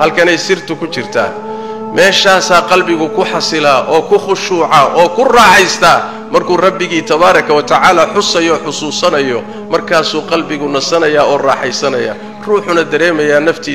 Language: Arabic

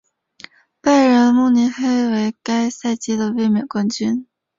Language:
Chinese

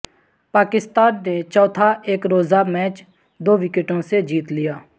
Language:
Urdu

